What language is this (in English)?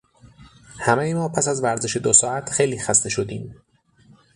Persian